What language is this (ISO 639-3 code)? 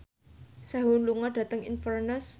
jav